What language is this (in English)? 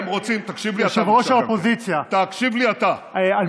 Hebrew